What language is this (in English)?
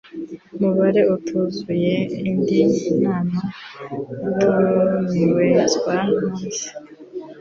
Kinyarwanda